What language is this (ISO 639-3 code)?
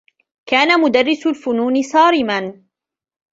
ara